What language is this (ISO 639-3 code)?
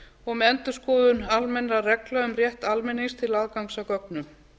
isl